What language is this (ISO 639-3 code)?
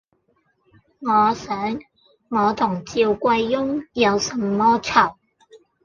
yue